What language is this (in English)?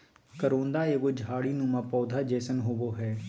Magahi